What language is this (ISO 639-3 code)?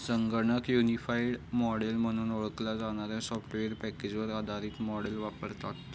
mar